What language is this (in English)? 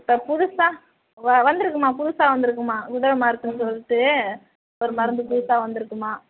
Tamil